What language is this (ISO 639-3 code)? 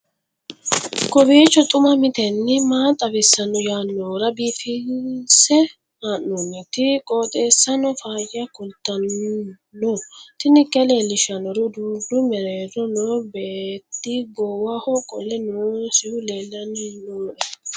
sid